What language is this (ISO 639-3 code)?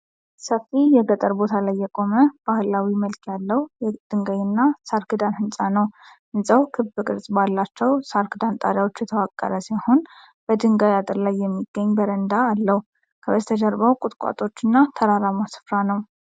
amh